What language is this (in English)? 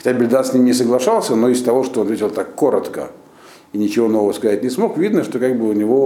Russian